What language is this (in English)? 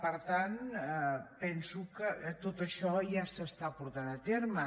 Catalan